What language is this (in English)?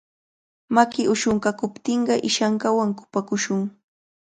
Cajatambo North Lima Quechua